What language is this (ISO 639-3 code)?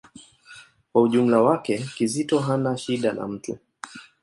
swa